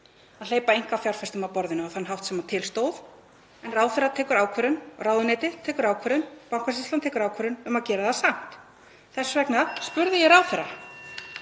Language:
Icelandic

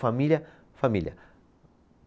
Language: Portuguese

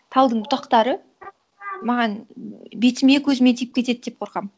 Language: Kazakh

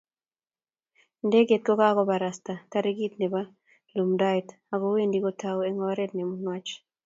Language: Kalenjin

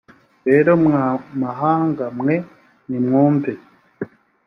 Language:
Kinyarwanda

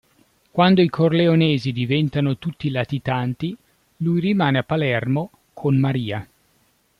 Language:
Italian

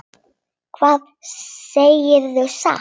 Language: Icelandic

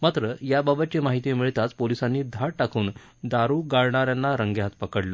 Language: Marathi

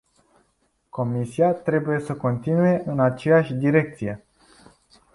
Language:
Romanian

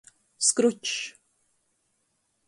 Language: Latgalian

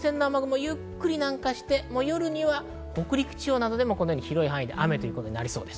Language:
Japanese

